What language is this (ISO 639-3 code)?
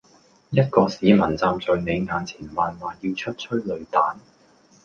yue